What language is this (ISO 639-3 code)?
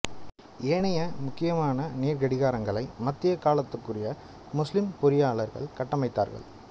tam